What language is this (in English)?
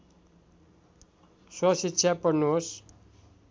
Nepali